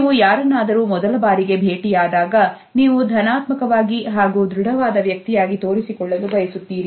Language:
Kannada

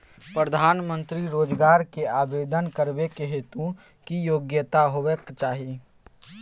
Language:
Maithili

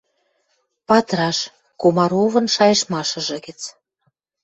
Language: Western Mari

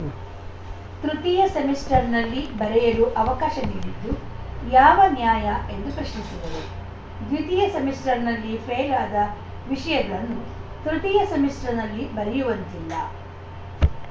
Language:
Kannada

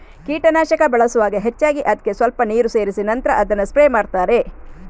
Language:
Kannada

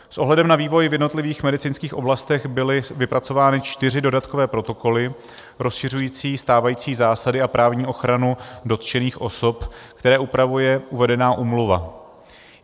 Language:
Czech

